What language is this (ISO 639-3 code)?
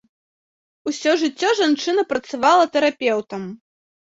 bel